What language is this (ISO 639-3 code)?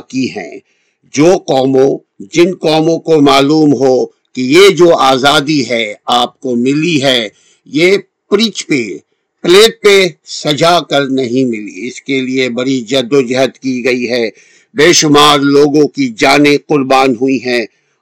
urd